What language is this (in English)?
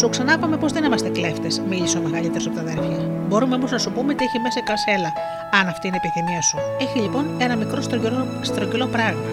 Greek